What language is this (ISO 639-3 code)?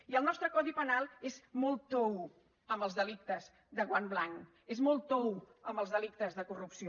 cat